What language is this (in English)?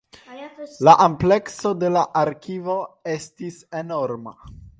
Esperanto